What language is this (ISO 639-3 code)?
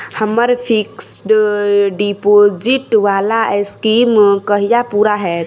mai